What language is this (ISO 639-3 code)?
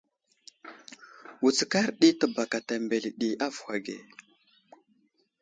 udl